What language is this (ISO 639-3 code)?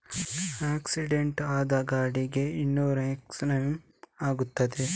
kan